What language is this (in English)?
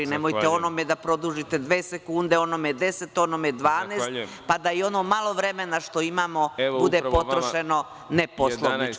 Serbian